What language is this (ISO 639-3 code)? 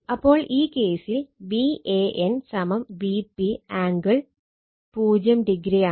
mal